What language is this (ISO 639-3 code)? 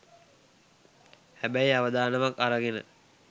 sin